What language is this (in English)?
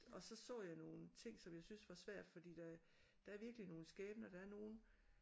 Danish